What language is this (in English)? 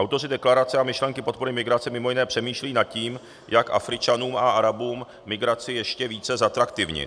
Czech